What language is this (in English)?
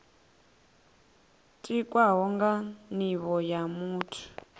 Venda